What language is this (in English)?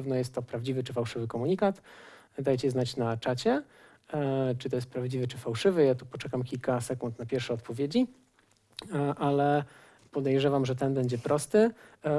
Polish